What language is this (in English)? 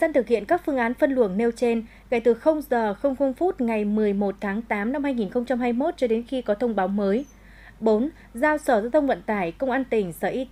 Vietnamese